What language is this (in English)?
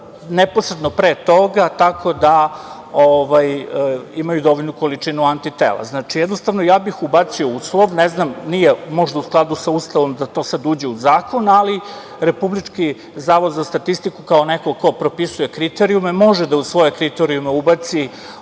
Serbian